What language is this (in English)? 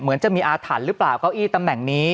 Thai